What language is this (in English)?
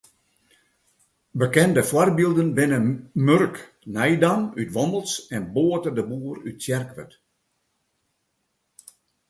Western Frisian